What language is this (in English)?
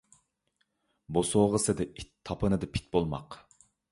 Uyghur